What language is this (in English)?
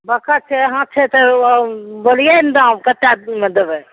Maithili